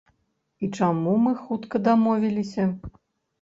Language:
Belarusian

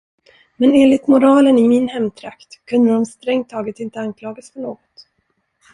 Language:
Swedish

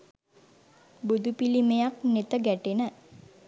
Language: Sinhala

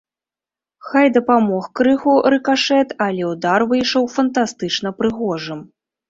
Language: Belarusian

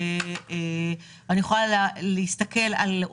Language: Hebrew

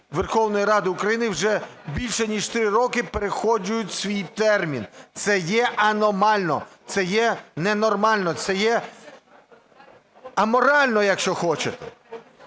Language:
Ukrainian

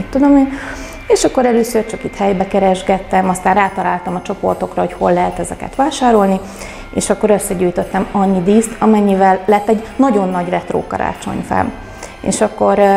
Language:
Hungarian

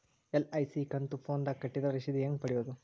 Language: Kannada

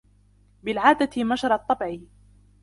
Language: Arabic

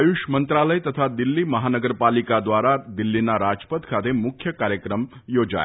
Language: Gujarati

